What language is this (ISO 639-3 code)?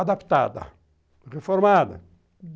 por